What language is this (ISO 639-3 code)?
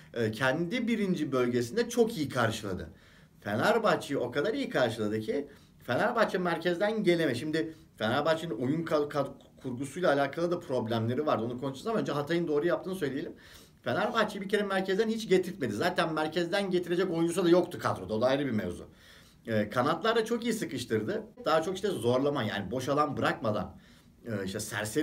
tur